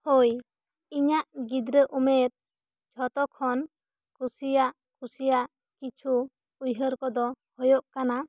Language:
Santali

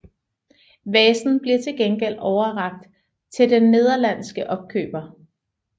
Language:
Danish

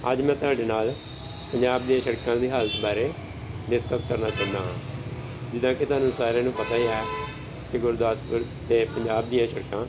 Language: Punjabi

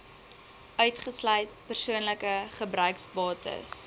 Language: Afrikaans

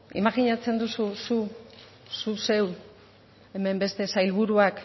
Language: Basque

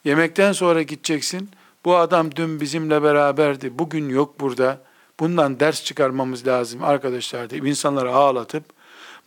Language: Turkish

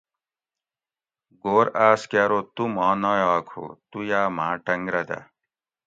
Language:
Gawri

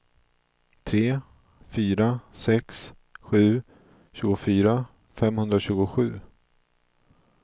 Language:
Swedish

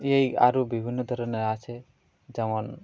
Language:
Bangla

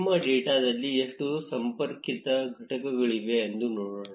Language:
Kannada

